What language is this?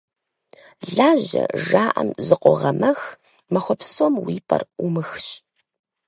Kabardian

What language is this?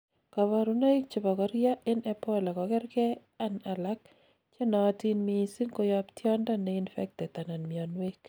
Kalenjin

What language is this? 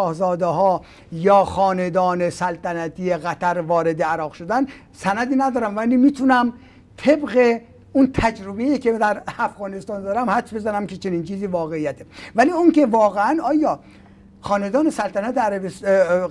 Persian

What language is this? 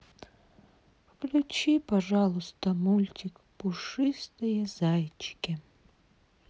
Russian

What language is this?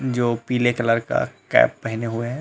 Hindi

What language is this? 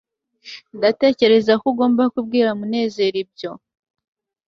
Kinyarwanda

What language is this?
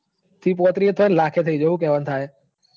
Gujarati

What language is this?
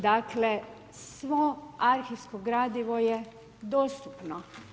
Croatian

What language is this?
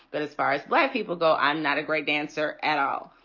English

